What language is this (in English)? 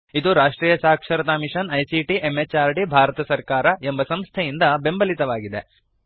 Kannada